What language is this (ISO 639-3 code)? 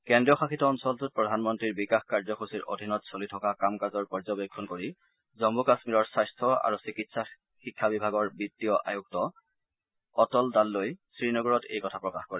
asm